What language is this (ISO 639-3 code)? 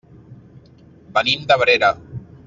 cat